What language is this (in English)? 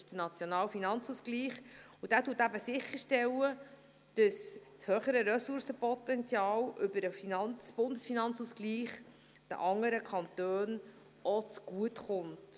Swiss German